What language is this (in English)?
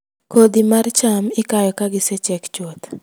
Luo (Kenya and Tanzania)